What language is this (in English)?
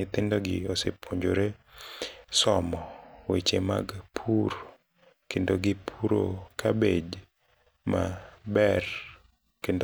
Luo (Kenya and Tanzania)